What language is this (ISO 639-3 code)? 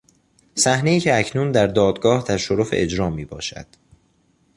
fas